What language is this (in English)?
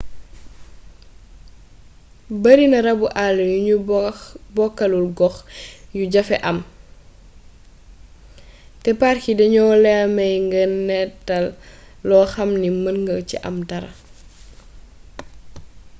Wolof